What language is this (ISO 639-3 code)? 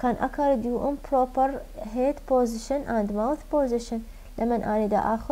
ara